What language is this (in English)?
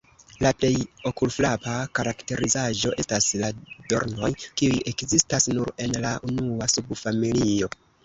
Esperanto